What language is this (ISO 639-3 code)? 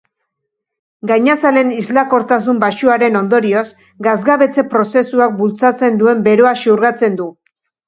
eus